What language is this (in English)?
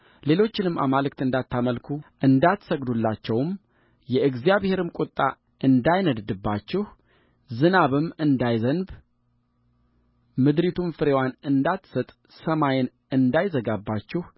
Amharic